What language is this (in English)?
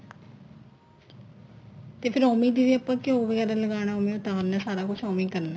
Punjabi